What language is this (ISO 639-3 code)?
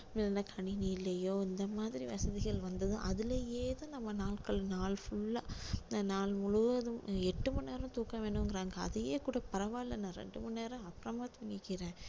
tam